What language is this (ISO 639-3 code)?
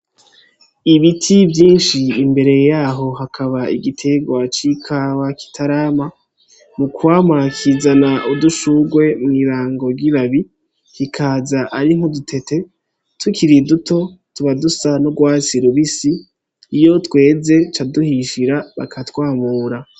run